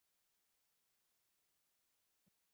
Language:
Chinese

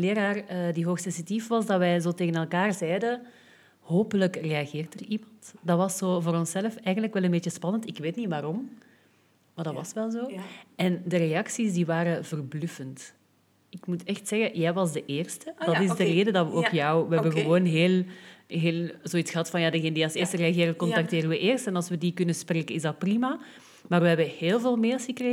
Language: Dutch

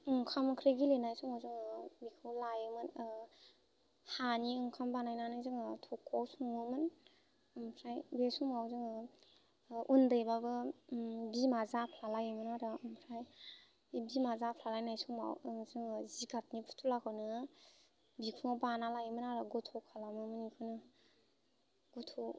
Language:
Bodo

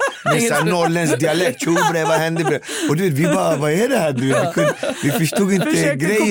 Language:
Swedish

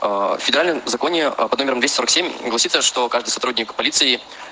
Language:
Russian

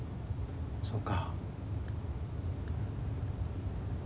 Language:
Japanese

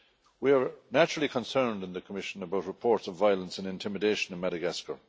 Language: English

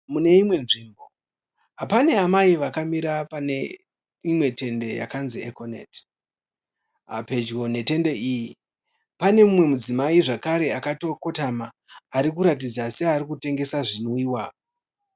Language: Shona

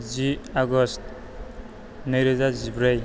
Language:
Bodo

